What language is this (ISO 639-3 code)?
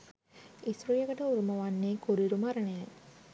sin